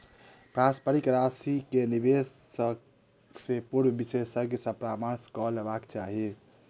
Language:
Maithili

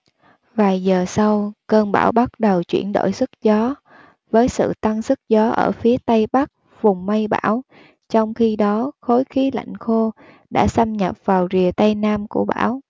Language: Vietnamese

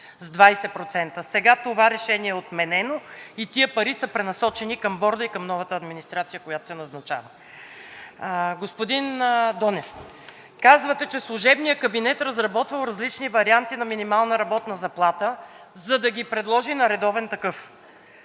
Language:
Bulgarian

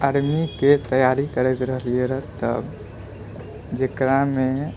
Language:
Maithili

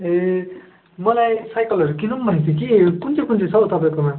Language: Nepali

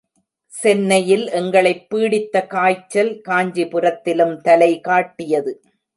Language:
Tamil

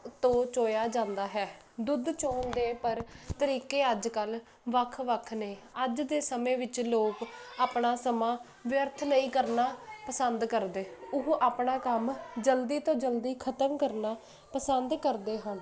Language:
Punjabi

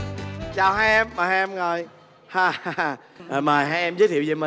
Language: Vietnamese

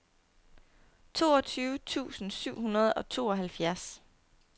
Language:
Danish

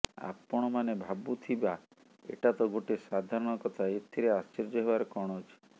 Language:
Odia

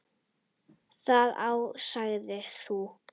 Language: Icelandic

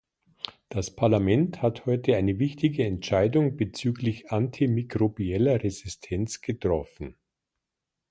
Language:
German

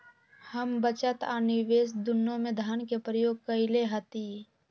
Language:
Magahi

